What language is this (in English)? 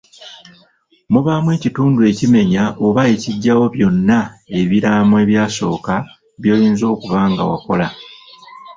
Ganda